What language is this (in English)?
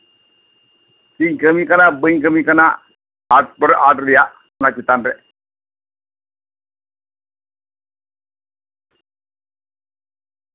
Santali